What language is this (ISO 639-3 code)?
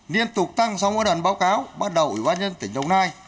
vie